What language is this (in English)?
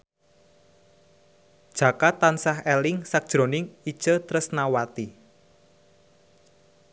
Javanese